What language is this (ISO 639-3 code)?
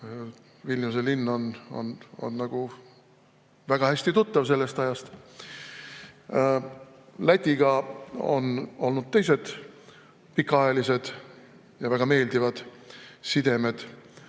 est